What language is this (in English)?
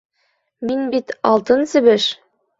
Bashkir